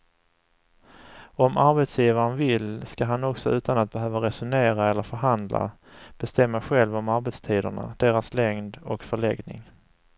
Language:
Swedish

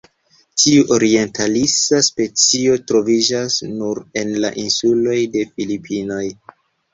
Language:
Esperanto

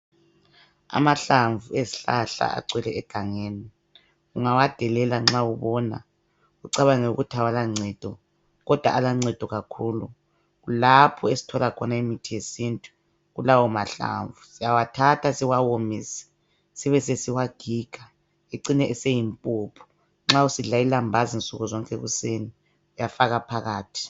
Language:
North Ndebele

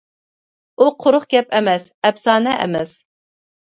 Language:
Uyghur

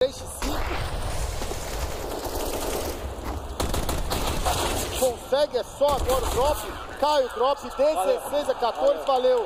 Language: Portuguese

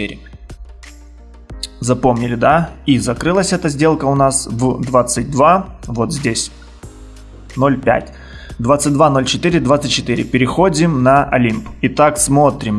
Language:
Russian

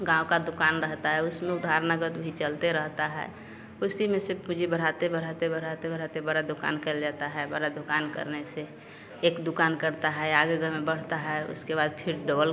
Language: Hindi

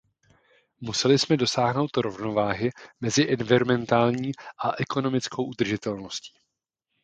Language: Czech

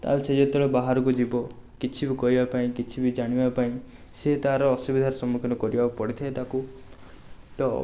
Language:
Odia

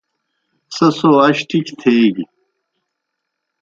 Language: Kohistani Shina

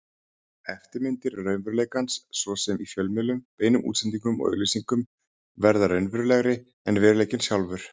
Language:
Icelandic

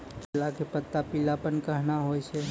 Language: Maithili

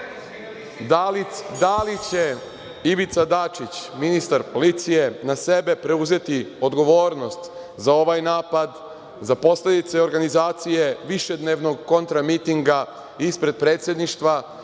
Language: Serbian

